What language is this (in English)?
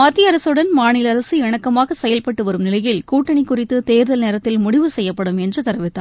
Tamil